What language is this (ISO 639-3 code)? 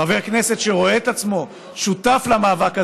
heb